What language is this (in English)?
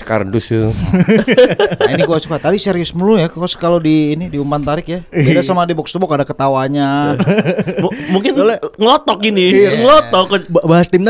Indonesian